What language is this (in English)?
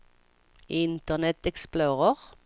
Swedish